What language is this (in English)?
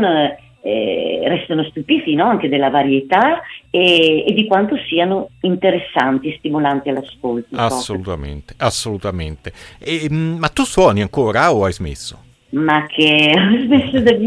Italian